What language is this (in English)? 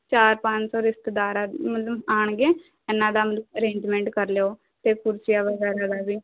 Punjabi